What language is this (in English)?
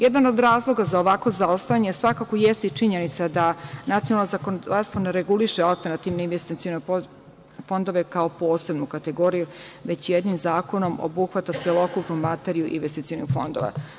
Serbian